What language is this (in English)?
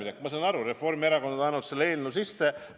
Estonian